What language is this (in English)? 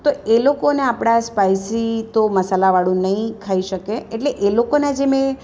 Gujarati